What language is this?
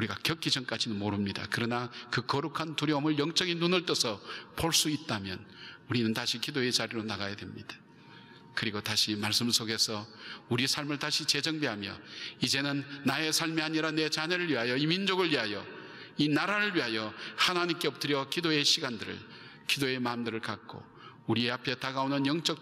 Korean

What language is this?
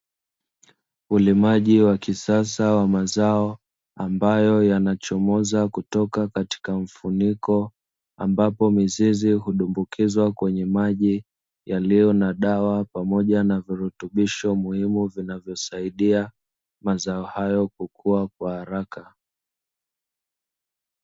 Swahili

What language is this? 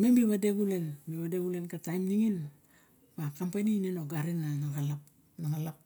Barok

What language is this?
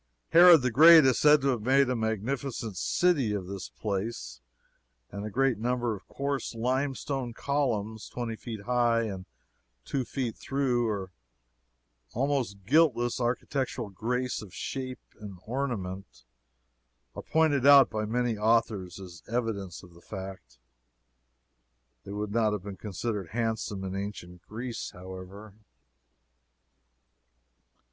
English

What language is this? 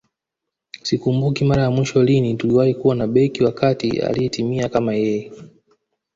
Swahili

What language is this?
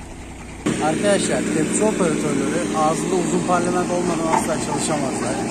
Turkish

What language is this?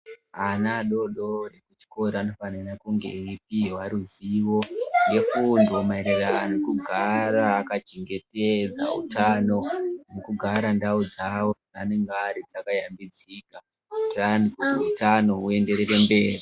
Ndau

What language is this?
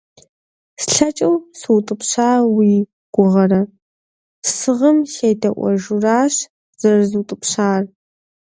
Kabardian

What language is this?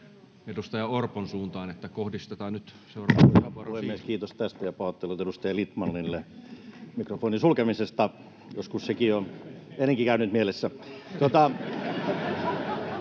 Finnish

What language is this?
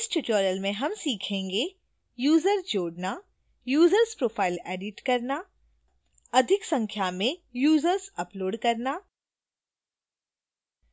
Hindi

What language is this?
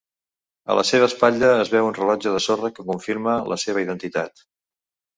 Catalan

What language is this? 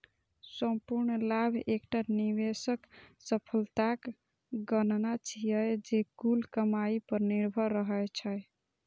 Maithili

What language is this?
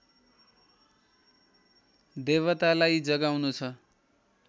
Nepali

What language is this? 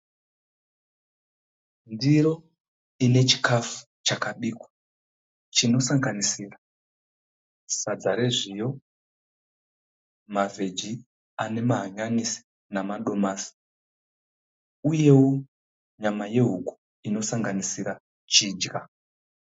Shona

